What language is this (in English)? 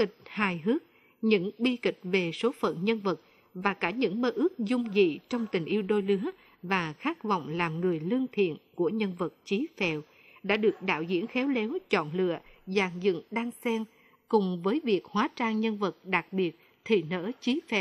Vietnamese